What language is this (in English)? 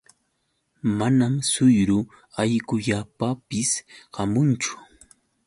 Yauyos Quechua